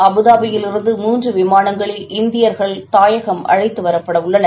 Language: Tamil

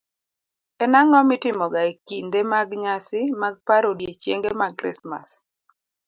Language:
Luo (Kenya and Tanzania)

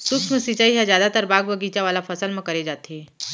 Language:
Chhattisgarhi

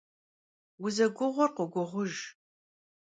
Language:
Kabardian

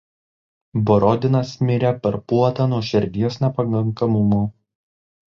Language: Lithuanian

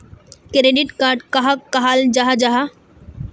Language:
Magahi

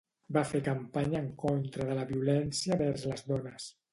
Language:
Catalan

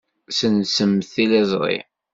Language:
Kabyle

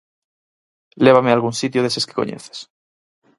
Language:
Galician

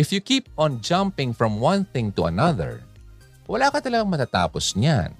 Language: Filipino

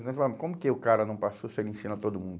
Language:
Portuguese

